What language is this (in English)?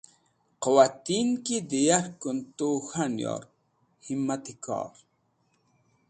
Wakhi